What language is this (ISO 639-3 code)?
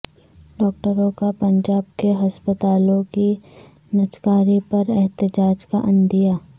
urd